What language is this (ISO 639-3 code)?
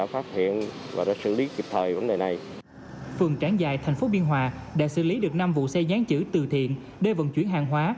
vie